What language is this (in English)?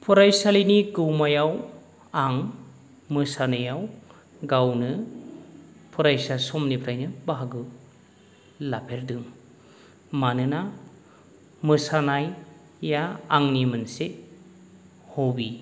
Bodo